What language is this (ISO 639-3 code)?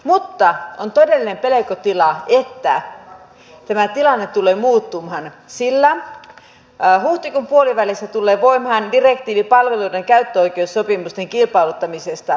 fin